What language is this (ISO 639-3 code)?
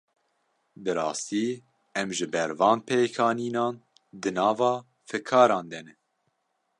kur